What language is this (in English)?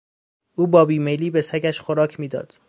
Persian